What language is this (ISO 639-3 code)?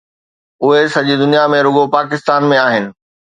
snd